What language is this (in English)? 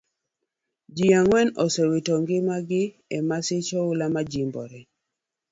Luo (Kenya and Tanzania)